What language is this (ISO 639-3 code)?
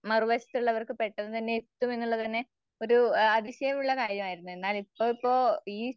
mal